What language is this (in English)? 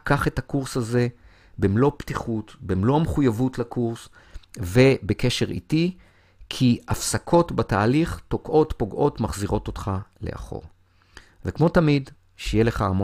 Hebrew